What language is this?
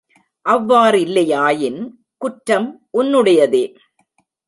Tamil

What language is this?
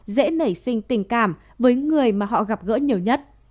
Vietnamese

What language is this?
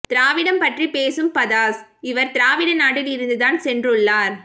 Tamil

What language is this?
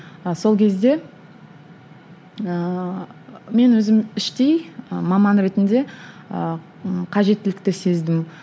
Kazakh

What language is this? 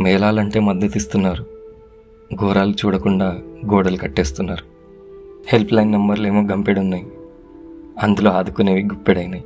Telugu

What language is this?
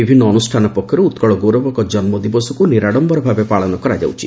Odia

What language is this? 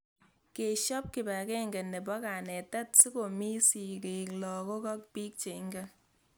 Kalenjin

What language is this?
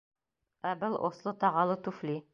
Bashkir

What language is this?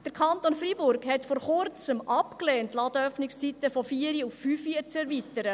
Swiss German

